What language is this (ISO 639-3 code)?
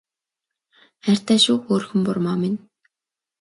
mon